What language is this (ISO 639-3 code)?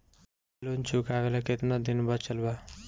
bho